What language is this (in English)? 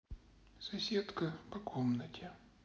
Russian